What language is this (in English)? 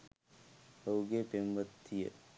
Sinhala